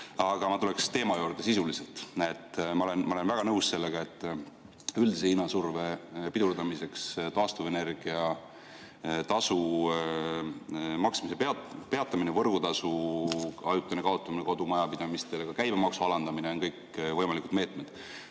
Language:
Estonian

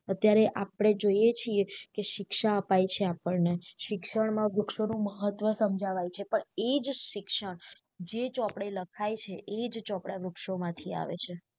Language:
Gujarati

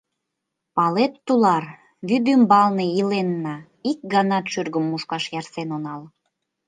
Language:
Mari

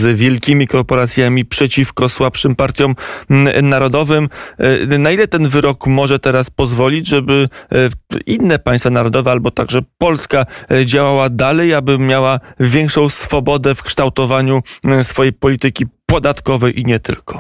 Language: Polish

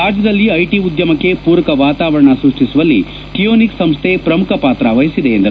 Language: Kannada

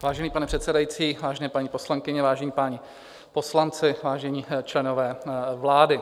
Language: Czech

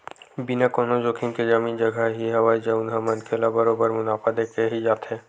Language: Chhattisgarhi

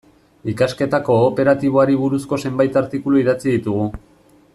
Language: Basque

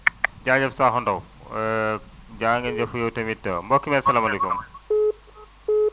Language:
Wolof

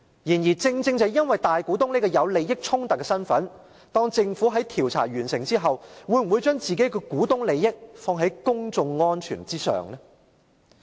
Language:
Cantonese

